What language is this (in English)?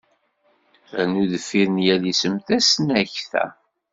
Kabyle